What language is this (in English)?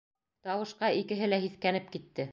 Bashkir